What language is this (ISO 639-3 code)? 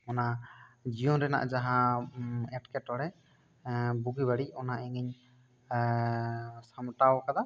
sat